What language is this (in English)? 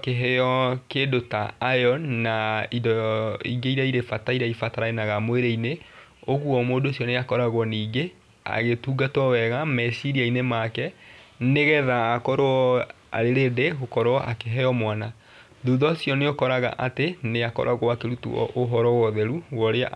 Kikuyu